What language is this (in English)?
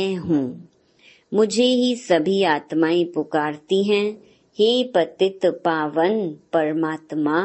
Hindi